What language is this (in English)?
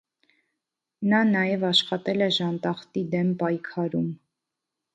Armenian